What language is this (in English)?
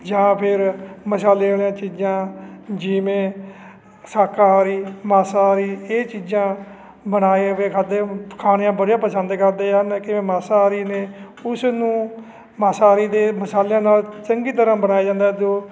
Punjabi